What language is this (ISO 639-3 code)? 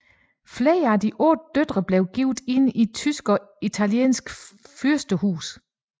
dan